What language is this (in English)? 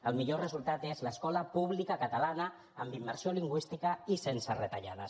Catalan